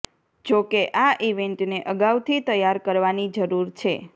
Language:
Gujarati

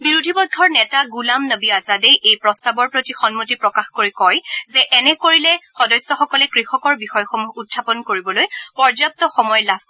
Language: Assamese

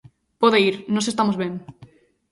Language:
Galician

